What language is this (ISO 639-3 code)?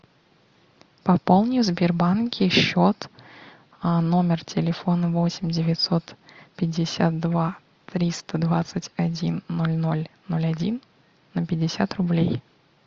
rus